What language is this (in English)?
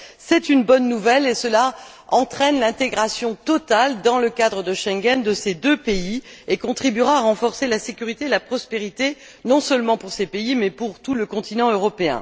French